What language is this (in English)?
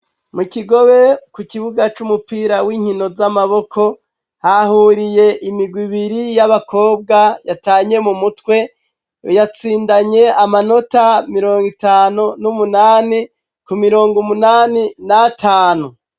Rundi